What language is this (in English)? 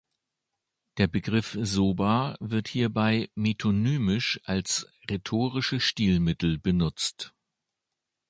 German